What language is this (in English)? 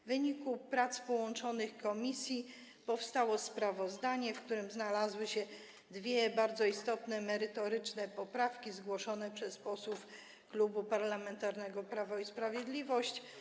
Polish